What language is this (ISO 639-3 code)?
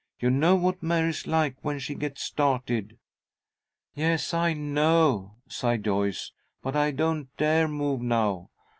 eng